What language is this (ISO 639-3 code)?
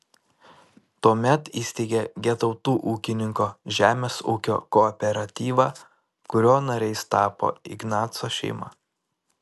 lit